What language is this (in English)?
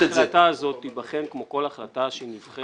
Hebrew